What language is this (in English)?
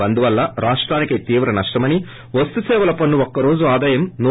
Telugu